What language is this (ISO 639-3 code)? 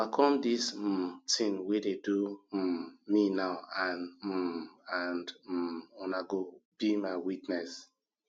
pcm